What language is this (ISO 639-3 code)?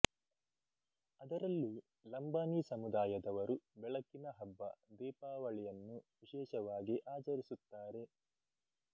kan